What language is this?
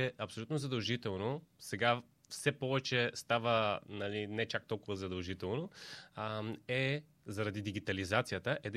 Bulgarian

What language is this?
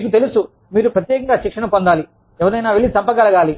Telugu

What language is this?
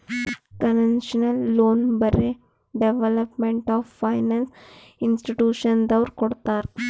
Kannada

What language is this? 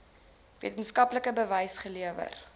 Afrikaans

